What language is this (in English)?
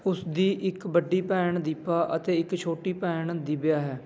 Punjabi